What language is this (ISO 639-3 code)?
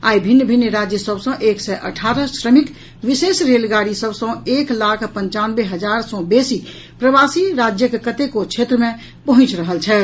mai